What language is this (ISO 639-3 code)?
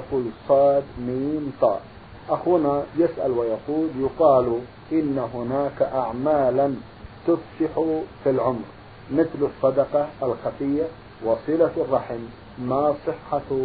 ara